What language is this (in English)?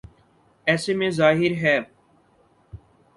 Urdu